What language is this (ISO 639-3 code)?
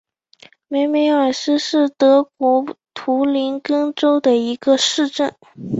zho